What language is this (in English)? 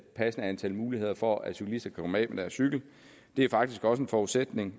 Danish